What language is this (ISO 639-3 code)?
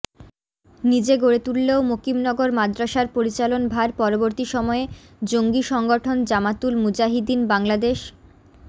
ben